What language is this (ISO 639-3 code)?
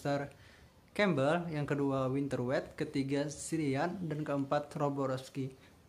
ind